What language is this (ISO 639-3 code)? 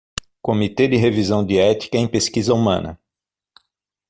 por